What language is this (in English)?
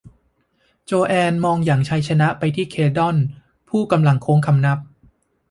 Thai